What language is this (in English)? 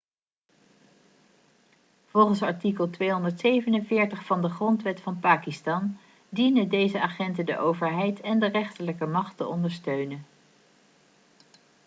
Dutch